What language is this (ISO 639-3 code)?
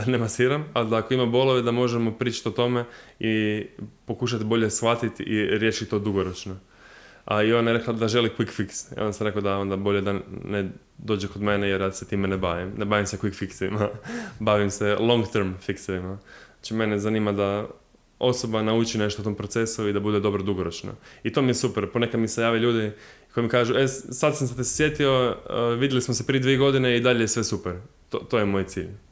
hrv